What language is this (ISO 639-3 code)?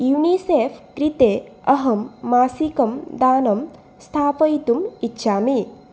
san